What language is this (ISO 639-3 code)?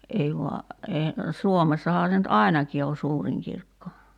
fin